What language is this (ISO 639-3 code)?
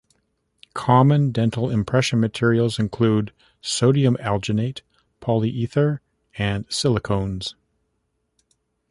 eng